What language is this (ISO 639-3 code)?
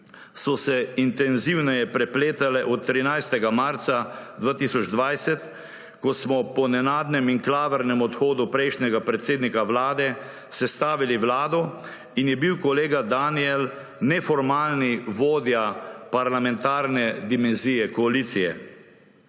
slv